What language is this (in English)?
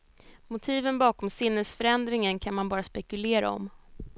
Swedish